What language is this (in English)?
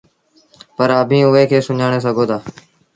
Sindhi Bhil